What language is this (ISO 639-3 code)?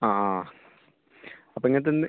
mal